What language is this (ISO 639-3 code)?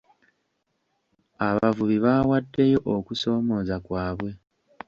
lug